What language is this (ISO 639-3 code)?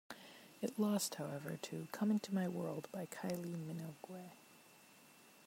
eng